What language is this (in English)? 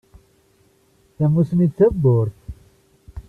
Kabyle